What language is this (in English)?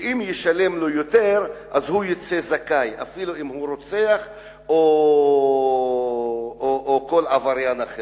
Hebrew